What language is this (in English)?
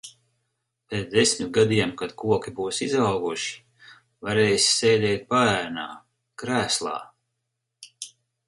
Latvian